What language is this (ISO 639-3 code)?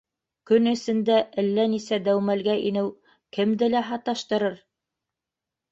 bak